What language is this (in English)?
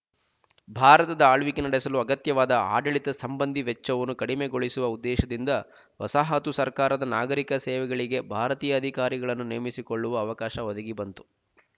Kannada